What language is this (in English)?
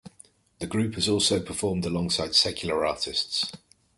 English